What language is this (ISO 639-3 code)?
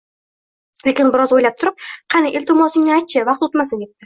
uzb